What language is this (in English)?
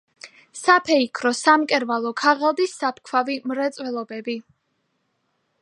Georgian